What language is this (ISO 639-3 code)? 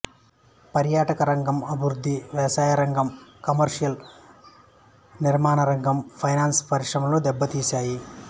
tel